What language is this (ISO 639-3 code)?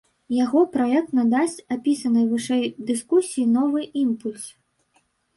bel